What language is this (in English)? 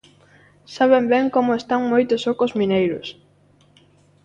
Galician